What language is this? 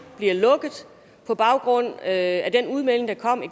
Danish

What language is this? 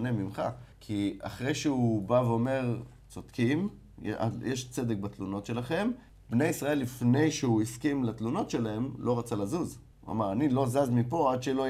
Hebrew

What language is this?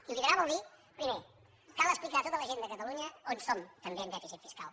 Catalan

